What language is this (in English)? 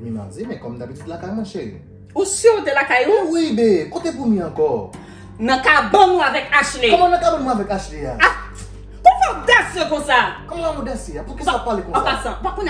French